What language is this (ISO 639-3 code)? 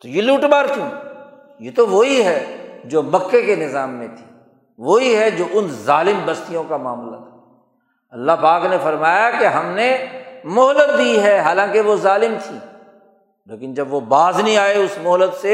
urd